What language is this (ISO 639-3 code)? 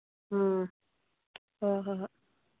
mni